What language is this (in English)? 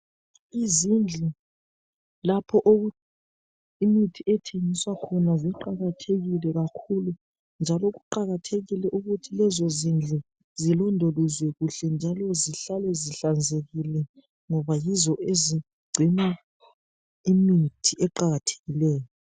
North Ndebele